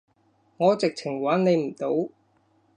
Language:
Cantonese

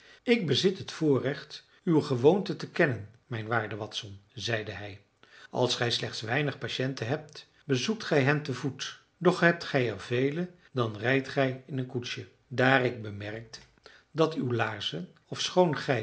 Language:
Dutch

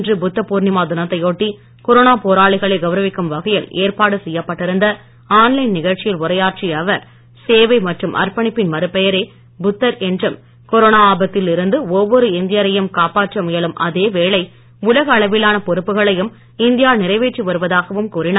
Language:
Tamil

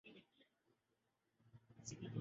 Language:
Urdu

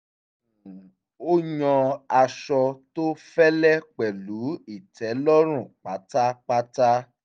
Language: Yoruba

